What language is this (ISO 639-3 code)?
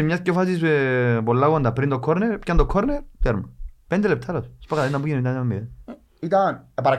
ell